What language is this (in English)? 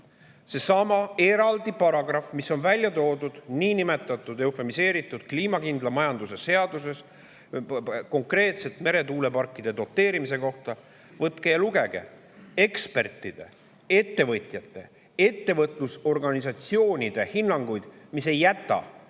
Estonian